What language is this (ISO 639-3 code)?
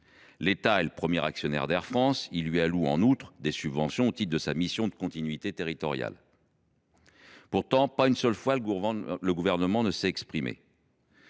fra